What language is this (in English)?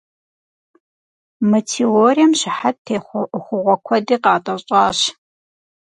Kabardian